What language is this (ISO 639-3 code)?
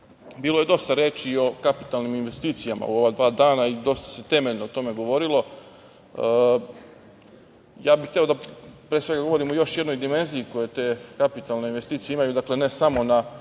srp